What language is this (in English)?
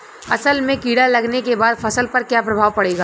Bhojpuri